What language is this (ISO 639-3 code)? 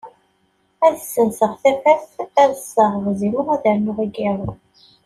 kab